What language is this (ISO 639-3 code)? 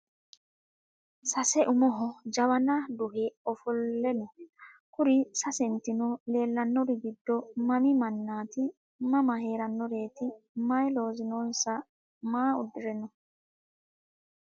sid